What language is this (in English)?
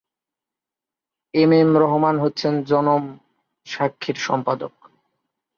Bangla